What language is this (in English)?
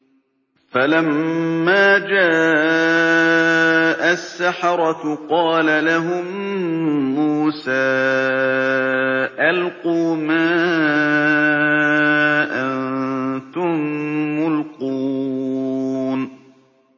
Arabic